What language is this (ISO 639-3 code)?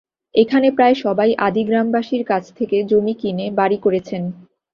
ben